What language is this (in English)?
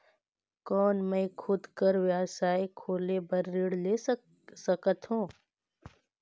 Chhattisgarhi